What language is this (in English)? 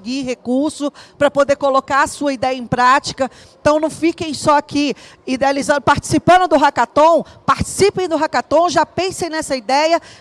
Portuguese